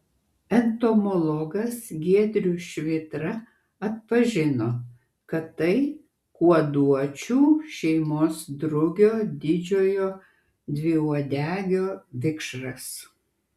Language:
Lithuanian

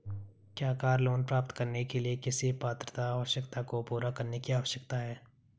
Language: Hindi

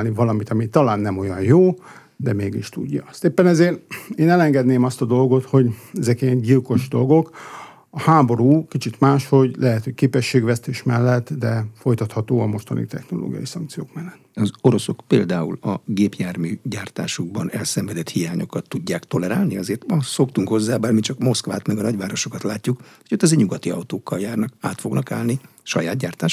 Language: Hungarian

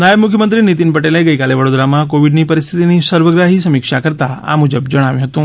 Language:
Gujarati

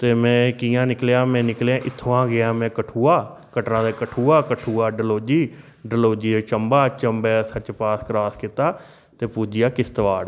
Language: Dogri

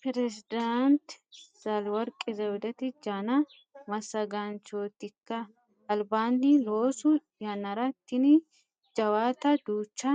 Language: Sidamo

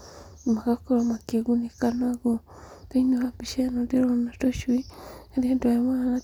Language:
Kikuyu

